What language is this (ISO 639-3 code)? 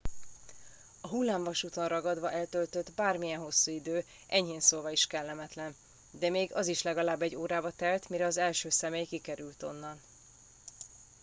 hun